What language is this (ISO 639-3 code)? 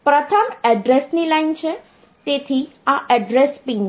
guj